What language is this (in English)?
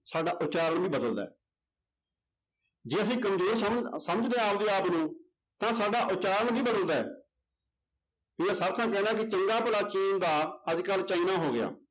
Punjabi